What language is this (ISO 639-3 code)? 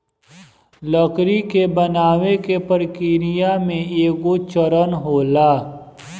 bho